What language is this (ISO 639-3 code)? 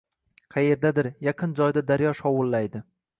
uzb